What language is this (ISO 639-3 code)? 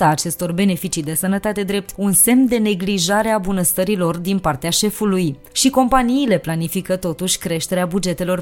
ron